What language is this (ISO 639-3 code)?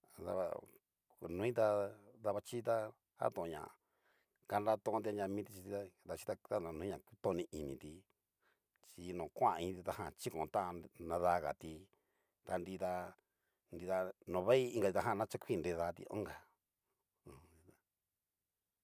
miu